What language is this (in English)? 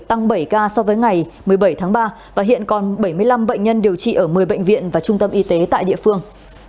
Vietnamese